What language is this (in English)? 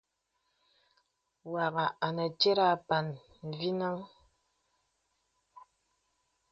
Bebele